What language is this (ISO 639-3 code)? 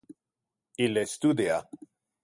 ina